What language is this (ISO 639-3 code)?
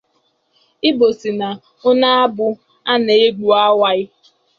ibo